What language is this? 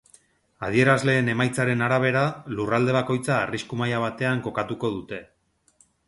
Basque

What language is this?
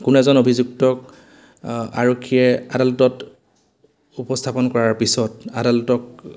Assamese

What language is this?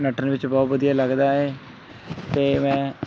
Punjabi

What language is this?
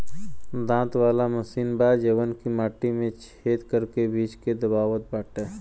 Bhojpuri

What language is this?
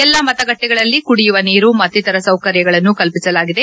Kannada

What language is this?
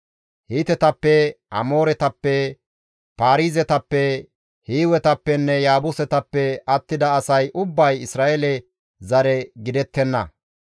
Gamo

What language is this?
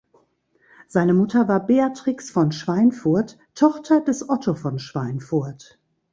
German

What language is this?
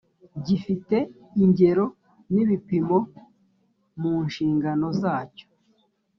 Kinyarwanda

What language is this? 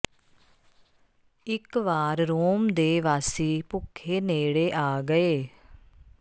Punjabi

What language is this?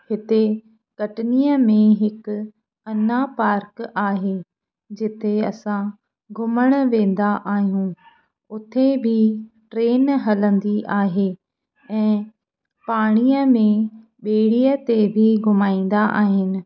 Sindhi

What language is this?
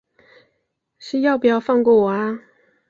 Chinese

